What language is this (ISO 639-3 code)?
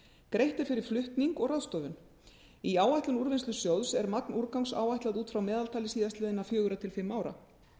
isl